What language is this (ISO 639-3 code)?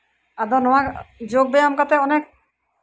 sat